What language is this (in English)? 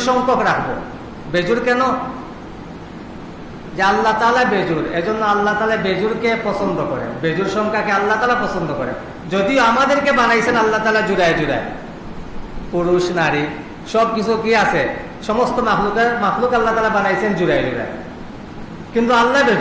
Bangla